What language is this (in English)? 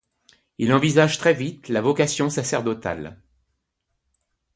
French